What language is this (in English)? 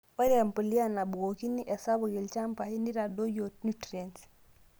Masai